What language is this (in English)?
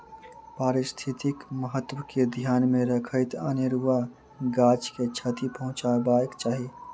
Maithili